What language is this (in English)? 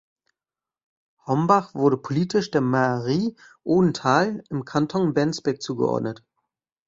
German